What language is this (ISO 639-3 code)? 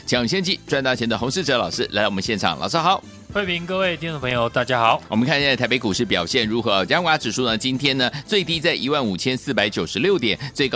zho